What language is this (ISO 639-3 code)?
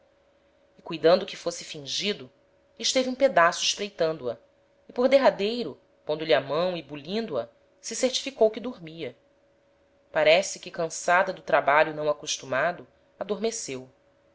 por